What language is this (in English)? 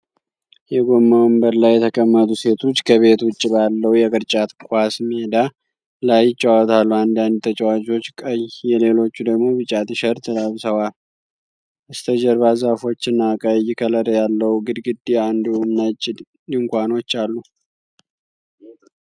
Amharic